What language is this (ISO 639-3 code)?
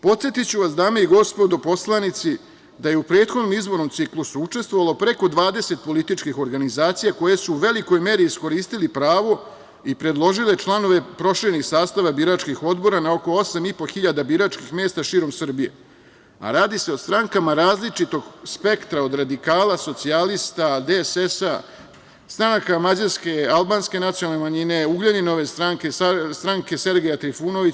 srp